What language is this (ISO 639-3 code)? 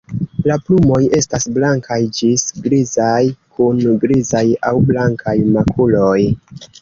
epo